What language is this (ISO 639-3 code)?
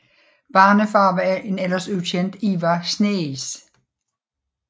dan